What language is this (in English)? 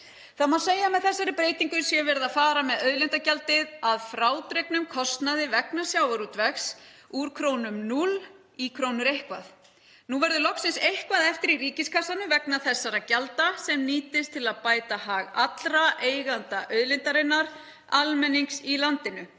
Icelandic